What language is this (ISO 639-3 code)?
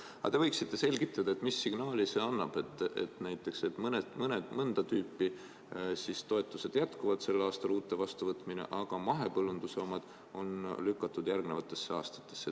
est